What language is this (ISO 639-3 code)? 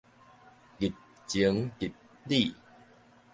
nan